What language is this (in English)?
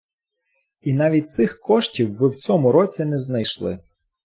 Ukrainian